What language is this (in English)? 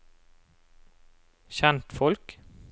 Norwegian